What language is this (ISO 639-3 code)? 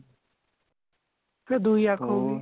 pan